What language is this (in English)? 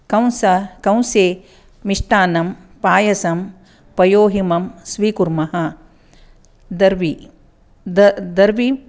Sanskrit